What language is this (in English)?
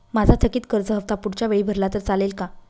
Marathi